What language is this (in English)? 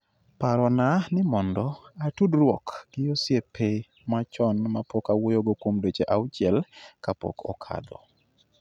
Luo (Kenya and Tanzania)